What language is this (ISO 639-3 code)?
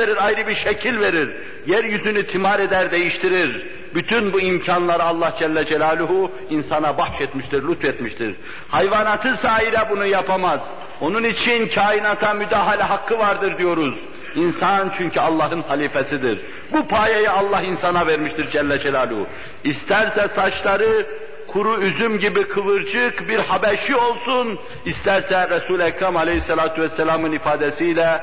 tur